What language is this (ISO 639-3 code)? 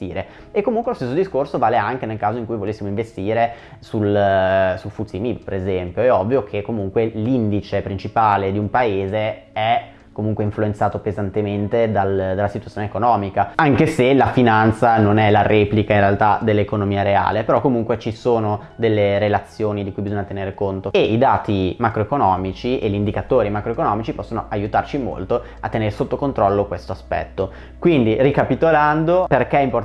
ita